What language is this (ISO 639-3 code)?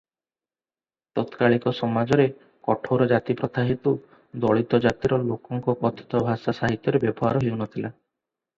ori